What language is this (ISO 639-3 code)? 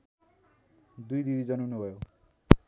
nep